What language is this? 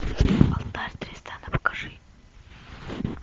Russian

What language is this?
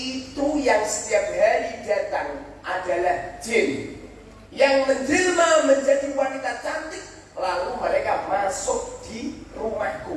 Indonesian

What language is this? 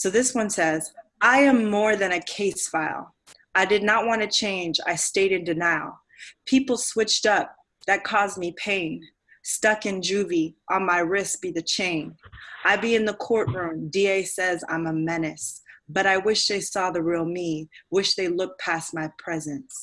English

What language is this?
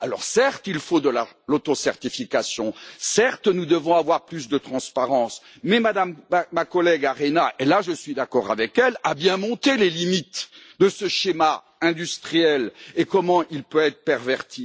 French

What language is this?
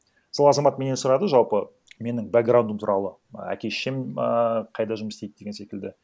Kazakh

